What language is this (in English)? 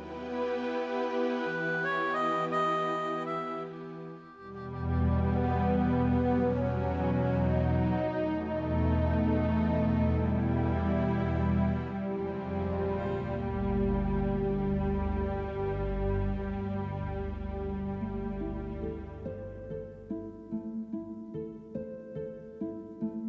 Indonesian